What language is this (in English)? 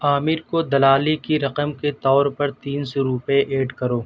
Urdu